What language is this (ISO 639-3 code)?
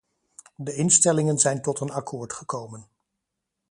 nld